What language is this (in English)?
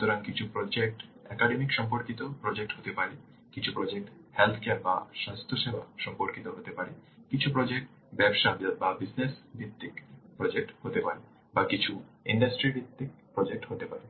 Bangla